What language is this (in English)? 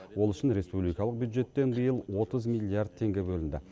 Kazakh